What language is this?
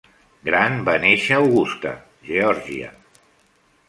Catalan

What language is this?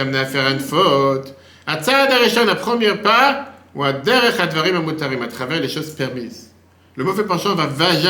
French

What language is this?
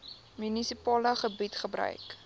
Afrikaans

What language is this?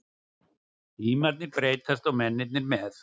Icelandic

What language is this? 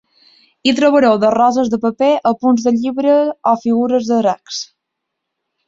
Catalan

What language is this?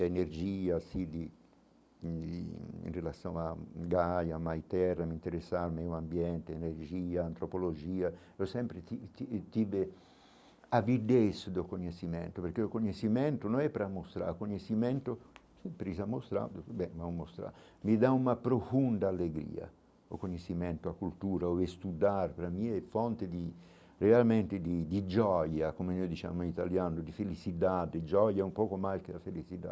Portuguese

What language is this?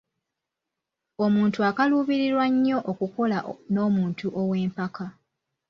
Ganda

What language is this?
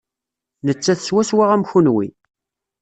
Kabyle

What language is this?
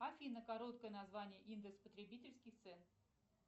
Russian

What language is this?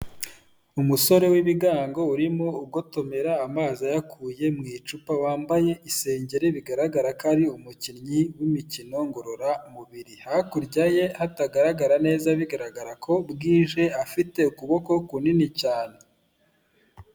Kinyarwanda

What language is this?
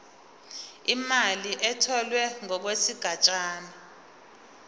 Zulu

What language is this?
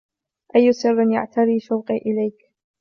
Arabic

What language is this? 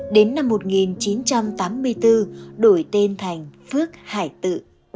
Vietnamese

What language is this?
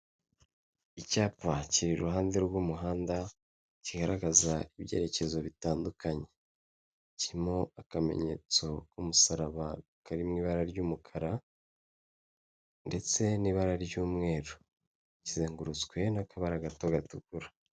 Kinyarwanda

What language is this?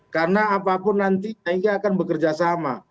Indonesian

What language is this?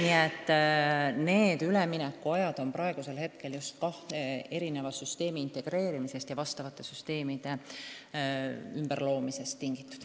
Estonian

